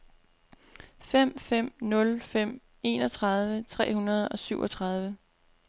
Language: Danish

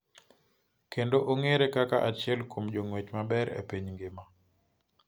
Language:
Luo (Kenya and Tanzania)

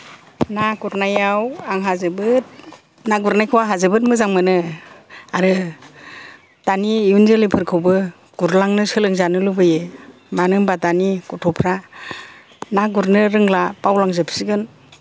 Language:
Bodo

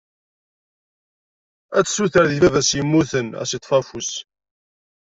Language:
Kabyle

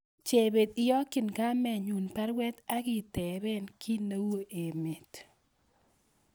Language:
Kalenjin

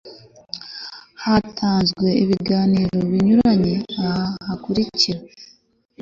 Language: Kinyarwanda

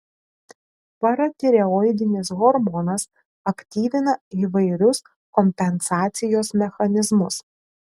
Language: Lithuanian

